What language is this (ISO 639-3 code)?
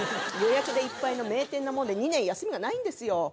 jpn